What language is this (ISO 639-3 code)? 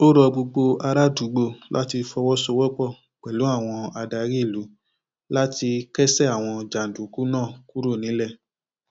yor